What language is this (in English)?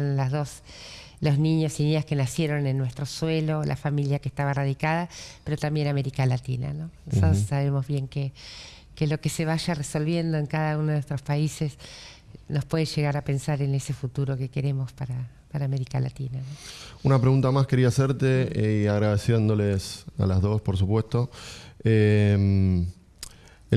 Spanish